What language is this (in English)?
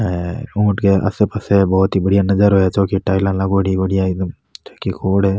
Rajasthani